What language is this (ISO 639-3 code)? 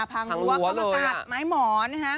tha